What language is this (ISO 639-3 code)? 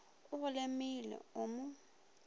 nso